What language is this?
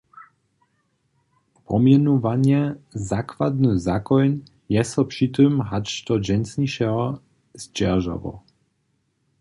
Upper Sorbian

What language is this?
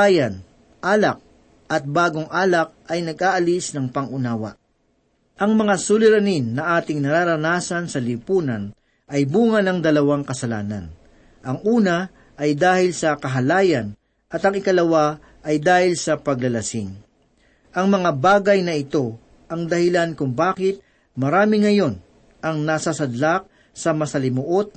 Filipino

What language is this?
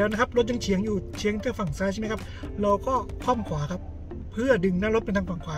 Thai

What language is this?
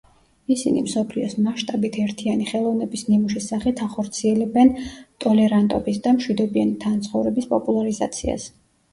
Georgian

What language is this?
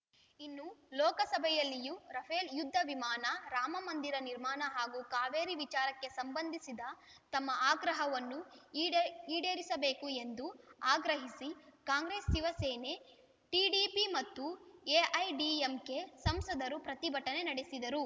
Kannada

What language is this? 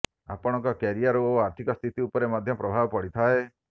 Odia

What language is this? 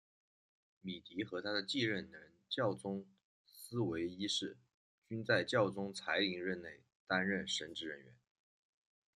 Chinese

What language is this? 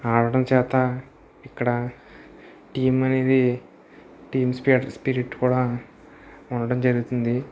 Telugu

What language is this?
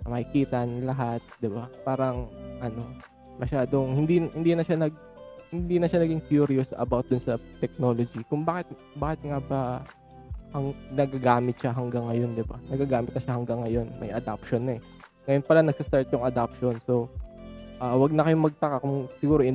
Filipino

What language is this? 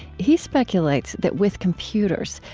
English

